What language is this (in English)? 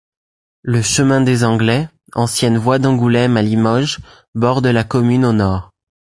French